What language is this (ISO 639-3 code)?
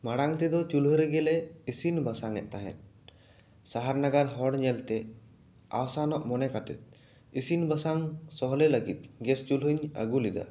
sat